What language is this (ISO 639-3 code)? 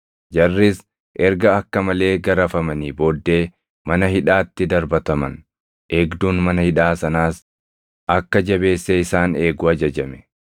orm